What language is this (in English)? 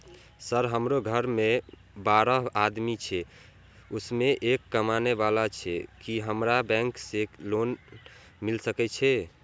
Maithili